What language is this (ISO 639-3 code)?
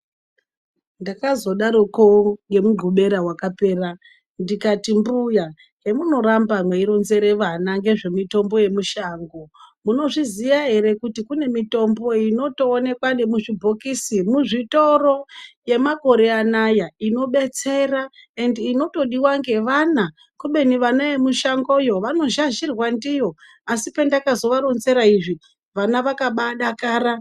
ndc